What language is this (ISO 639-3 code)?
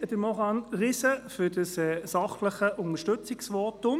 gsw